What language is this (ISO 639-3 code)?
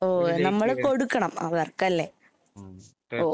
mal